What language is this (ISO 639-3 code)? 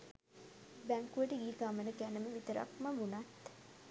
sin